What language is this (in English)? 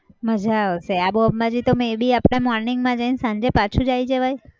Gujarati